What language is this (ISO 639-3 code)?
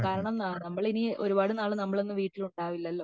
mal